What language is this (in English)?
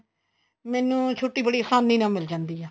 Punjabi